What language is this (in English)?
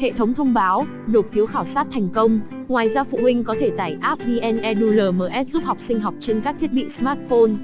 Vietnamese